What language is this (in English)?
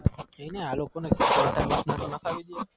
Gujarati